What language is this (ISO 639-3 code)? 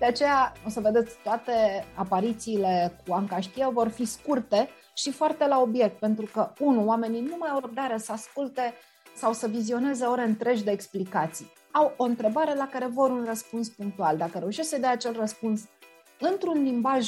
ron